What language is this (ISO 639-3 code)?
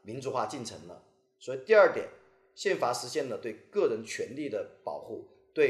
zho